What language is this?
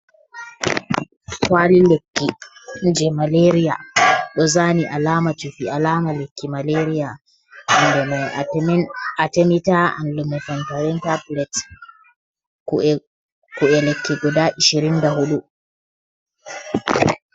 Fula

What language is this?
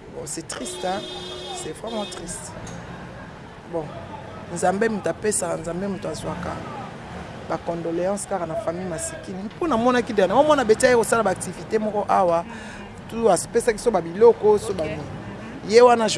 French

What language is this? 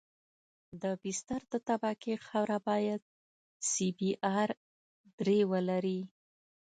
Pashto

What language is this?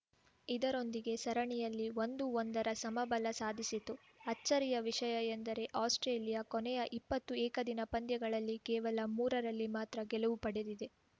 Kannada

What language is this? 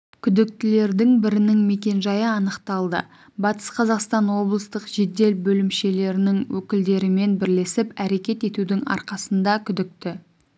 Kazakh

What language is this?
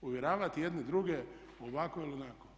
Croatian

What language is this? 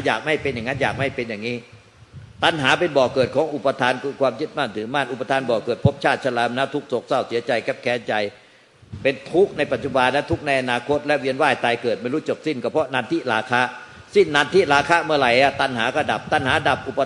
Thai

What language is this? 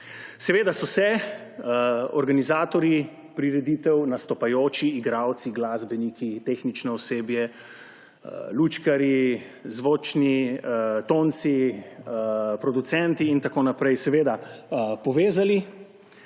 Slovenian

